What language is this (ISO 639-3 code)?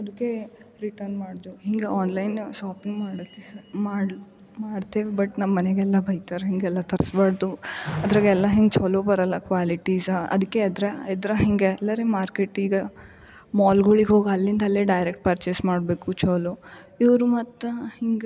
kan